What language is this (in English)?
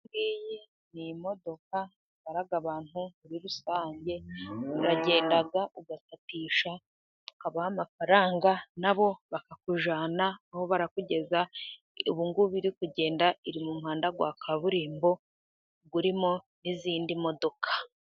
Kinyarwanda